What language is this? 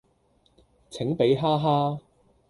Cantonese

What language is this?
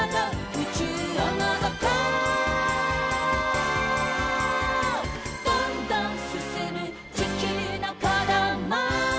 Japanese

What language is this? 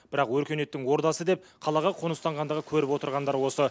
Kazakh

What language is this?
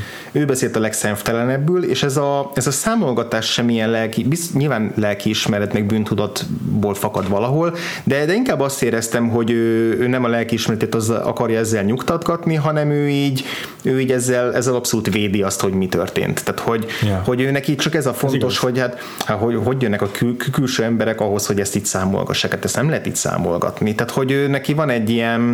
Hungarian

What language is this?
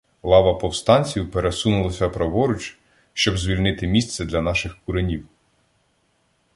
Ukrainian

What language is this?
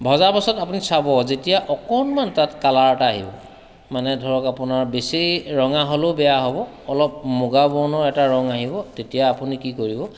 Assamese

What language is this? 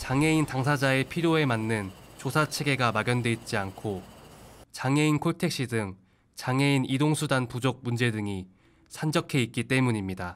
Korean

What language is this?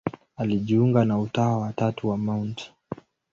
Swahili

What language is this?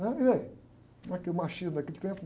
Portuguese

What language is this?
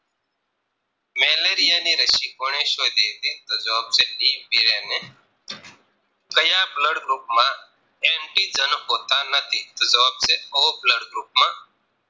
Gujarati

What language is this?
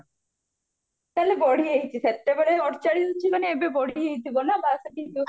Odia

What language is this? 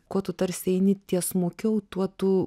Lithuanian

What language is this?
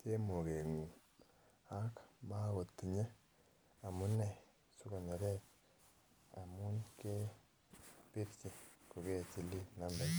Kalenjin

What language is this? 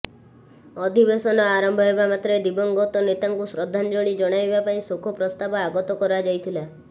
Odia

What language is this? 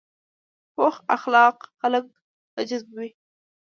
Pashto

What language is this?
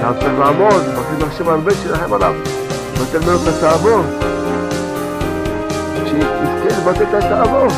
Hebrew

